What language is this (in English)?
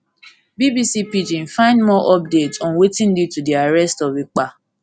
Nigerian Pidgin